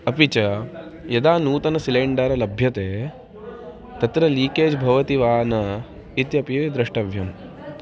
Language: Sanskrit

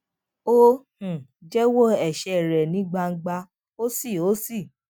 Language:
Yoruba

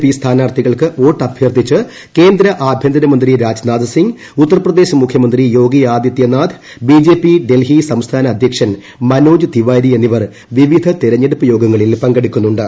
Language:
Malayalam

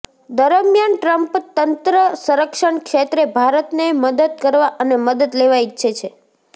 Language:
Gujarati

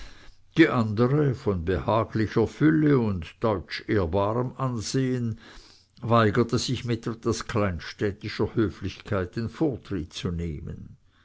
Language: German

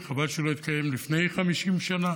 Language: Hebrew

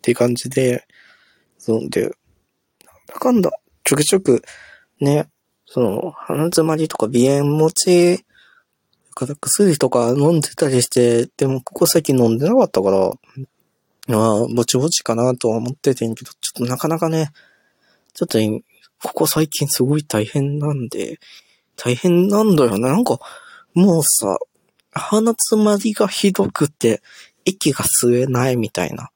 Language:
Japanese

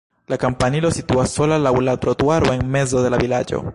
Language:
Esperanto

